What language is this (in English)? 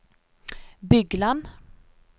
Norwegian